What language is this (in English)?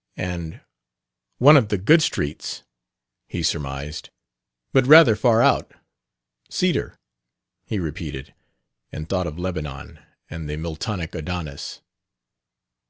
English